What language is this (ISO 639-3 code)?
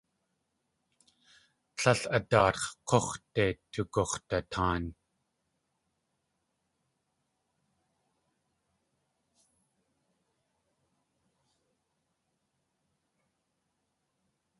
tli